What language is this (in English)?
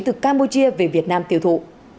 Vietnamese